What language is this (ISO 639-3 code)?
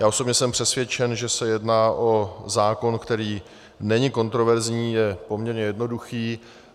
ces